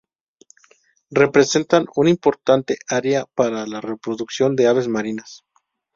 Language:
Spanish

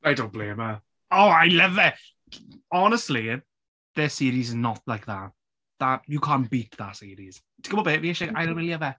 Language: Welsh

